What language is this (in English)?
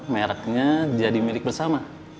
Indonesian